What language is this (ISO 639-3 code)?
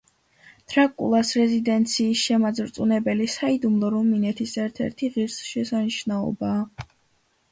kat